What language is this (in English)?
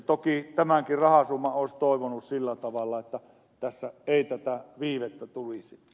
Finnish